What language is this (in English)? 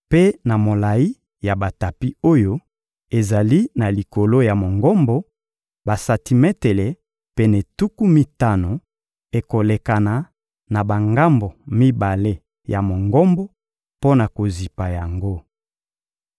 Lingala